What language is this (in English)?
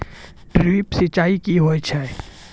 Maithili